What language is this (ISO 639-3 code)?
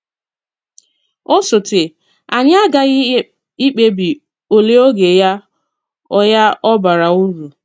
ibo